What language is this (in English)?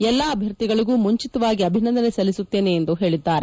Kannada